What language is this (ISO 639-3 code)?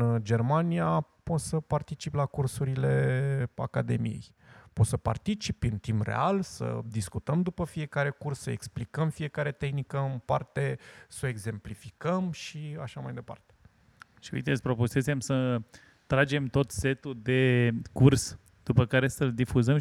ron